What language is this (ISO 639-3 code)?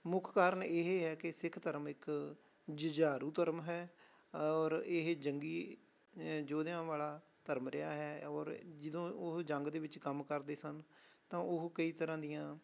pan